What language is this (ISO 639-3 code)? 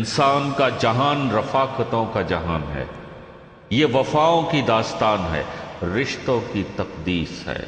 urd